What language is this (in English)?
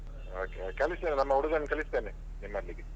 Kannada